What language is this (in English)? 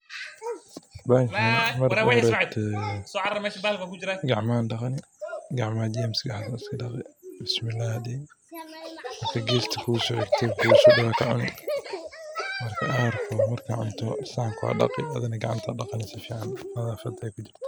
Somali